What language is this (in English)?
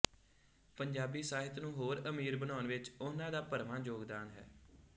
Punjabi